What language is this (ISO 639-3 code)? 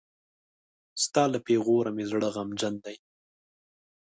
pus